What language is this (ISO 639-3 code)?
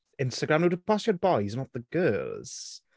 cym